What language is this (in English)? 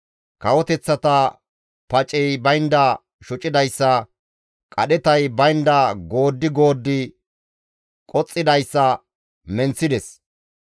Gamo